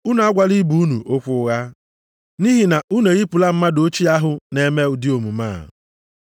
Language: Igbo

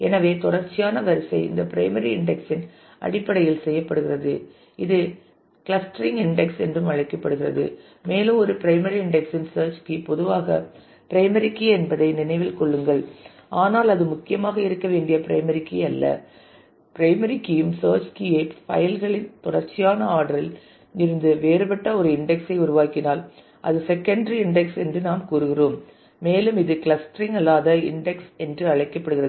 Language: Tamil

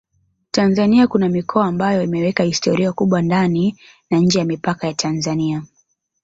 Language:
Swahili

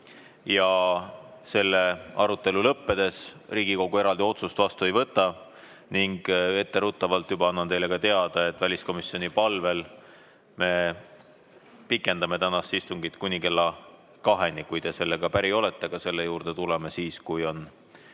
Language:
Estonian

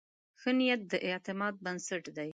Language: Pashto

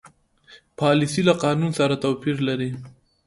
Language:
Pashto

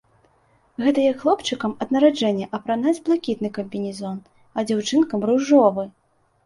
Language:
Belarusian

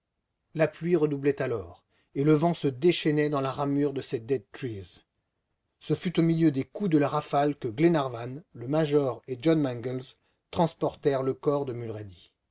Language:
French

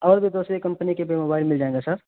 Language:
Urdu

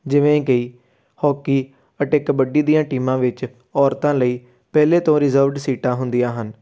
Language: Punjabi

